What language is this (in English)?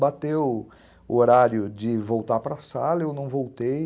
Portuguese